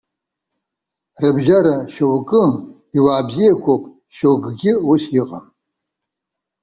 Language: Abkhazian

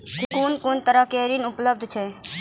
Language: Maithili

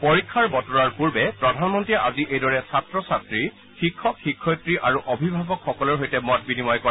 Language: Assamese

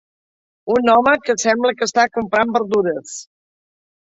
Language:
Catalan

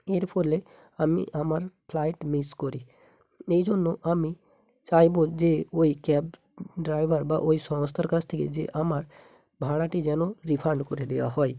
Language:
Bangla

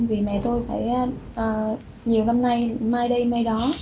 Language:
Vietnamese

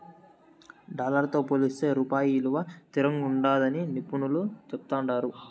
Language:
Telugu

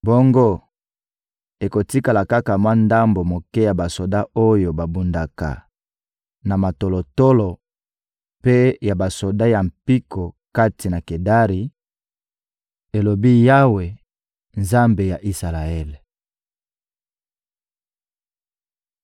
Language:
Lingala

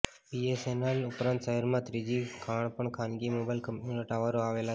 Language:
Gujarati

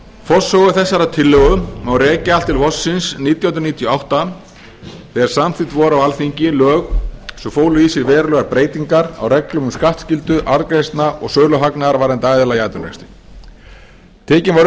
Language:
Icelandic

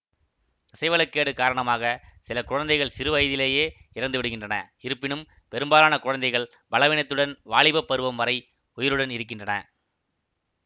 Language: Tamil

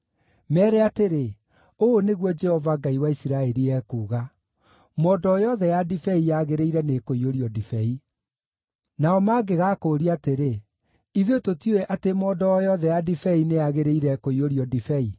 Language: Kikuyu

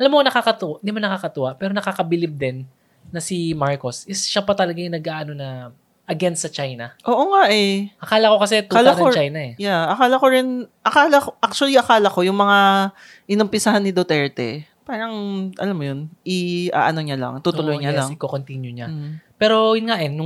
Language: Filipino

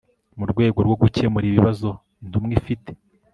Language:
Kinyarwanda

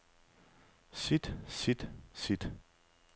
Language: Danish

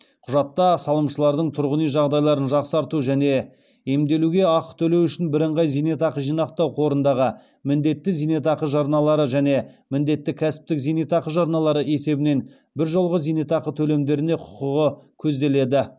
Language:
Kazakh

